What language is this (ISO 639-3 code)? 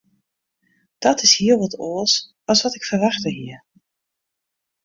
fry